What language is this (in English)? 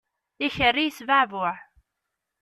Kabyle